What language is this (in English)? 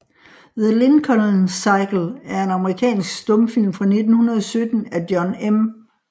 Danish